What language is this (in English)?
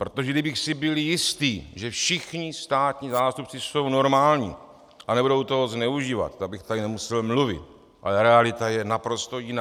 Czech